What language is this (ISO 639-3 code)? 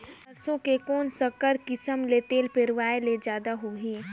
hne